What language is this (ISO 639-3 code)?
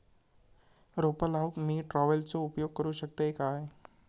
mar